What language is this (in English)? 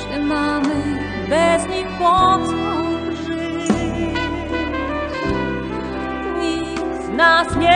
Polish